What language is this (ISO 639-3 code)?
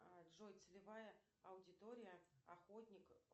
rus